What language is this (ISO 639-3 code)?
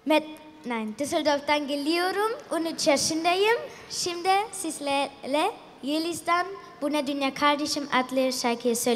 tur